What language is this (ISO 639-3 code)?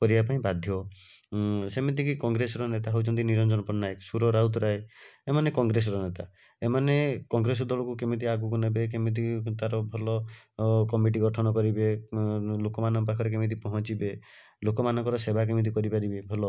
ori